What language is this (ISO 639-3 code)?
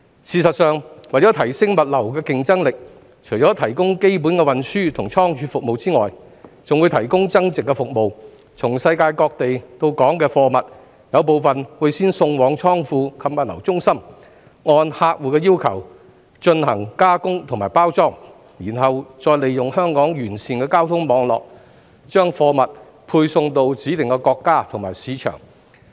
yue